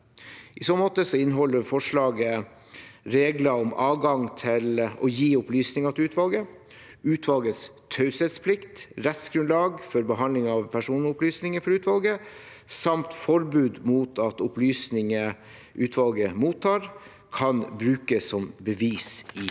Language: Norwegian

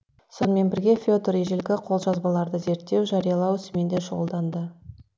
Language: Kazakh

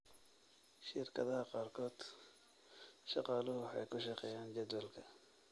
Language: Somali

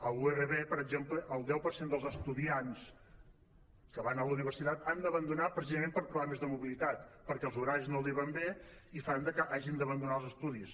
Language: Catalan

